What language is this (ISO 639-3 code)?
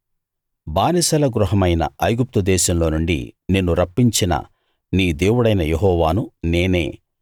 tel